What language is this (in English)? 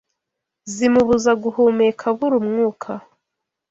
Kinyarwanda